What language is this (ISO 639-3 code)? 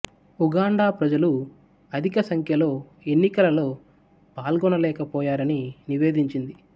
tel